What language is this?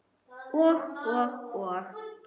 Icelandic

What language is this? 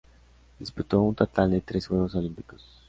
Spanish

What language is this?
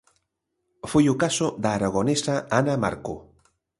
Galician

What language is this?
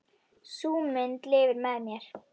Icelandic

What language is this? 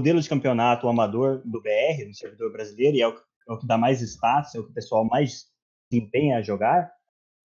Portuguese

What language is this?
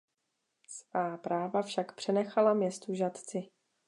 Czech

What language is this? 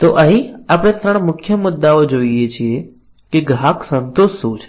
Gujarati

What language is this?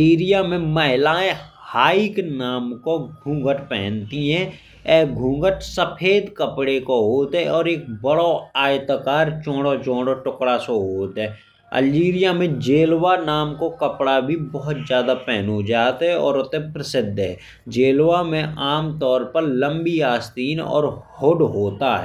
Bundeli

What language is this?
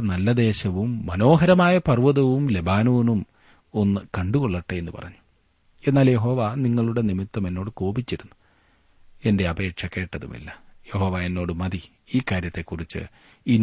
Malayalam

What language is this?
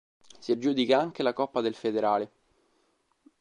Italian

